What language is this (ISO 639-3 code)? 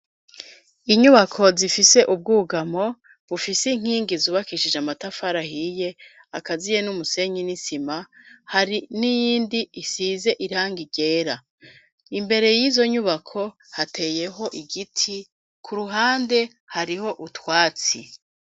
run